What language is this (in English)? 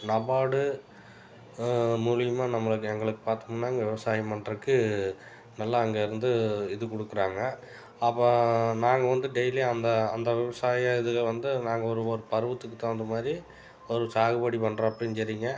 Tamil